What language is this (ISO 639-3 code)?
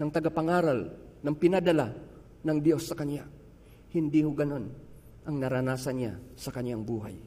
fil